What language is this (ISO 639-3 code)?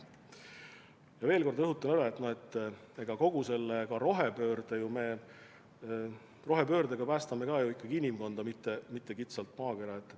est